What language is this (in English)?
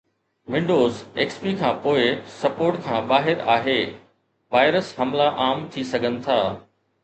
Sindhi